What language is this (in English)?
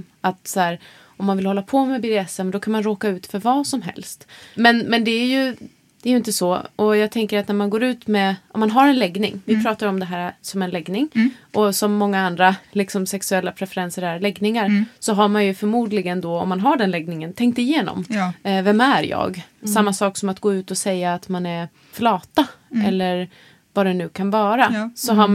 Swedish